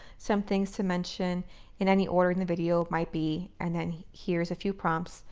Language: English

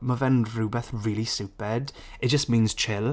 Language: Welsh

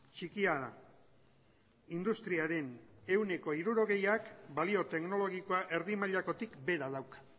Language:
Basque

